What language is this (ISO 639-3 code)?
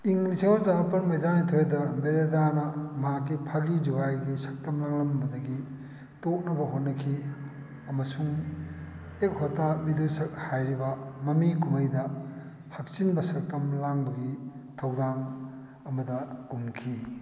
mni